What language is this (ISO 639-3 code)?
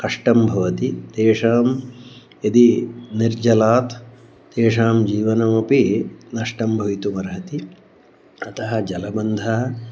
san